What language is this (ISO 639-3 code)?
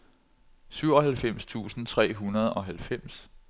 dan